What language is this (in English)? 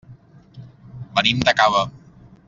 Catalan